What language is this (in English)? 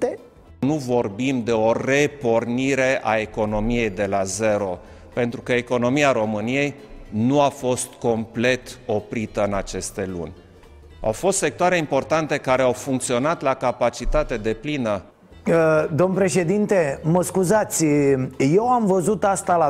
Romanian